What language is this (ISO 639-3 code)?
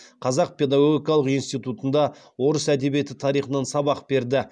kaz